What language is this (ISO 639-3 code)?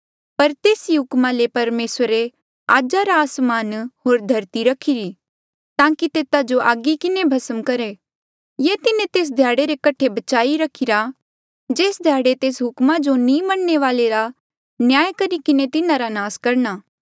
mjl